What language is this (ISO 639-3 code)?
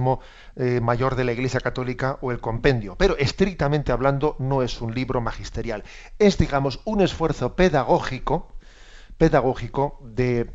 spa